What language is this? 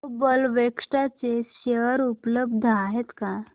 Marathi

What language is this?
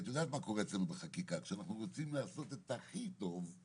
Hebrew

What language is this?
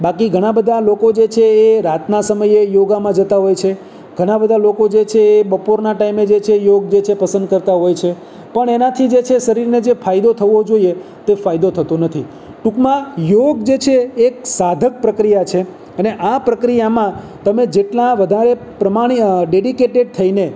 Gujarati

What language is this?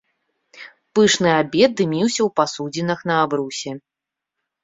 Belarusian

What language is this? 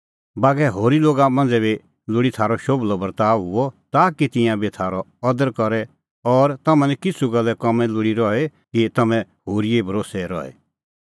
Kullu Pahari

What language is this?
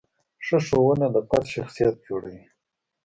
Pashto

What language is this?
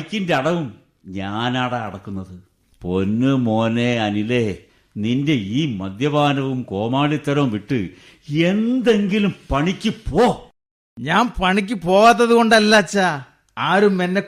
Malayalam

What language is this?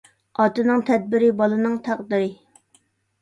Uyghur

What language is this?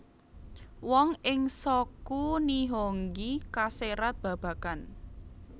Javanese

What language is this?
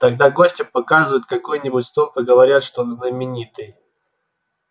Russian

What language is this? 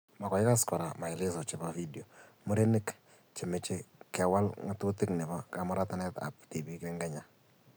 Kalenjin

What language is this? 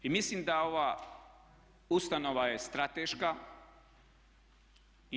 Croatian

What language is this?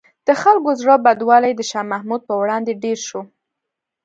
Pashto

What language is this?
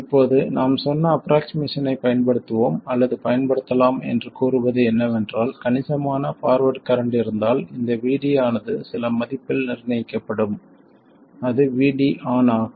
Tamil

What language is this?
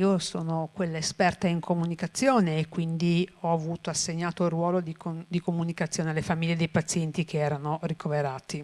Italian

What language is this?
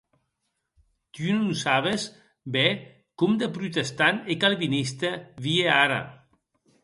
Occitan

